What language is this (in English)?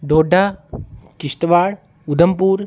Dogri